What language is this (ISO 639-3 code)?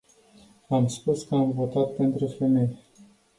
ron